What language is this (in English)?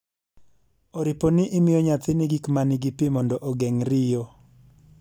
Luo (Kenya and Tanzania)